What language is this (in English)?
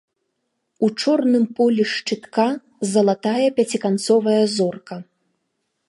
Belarusian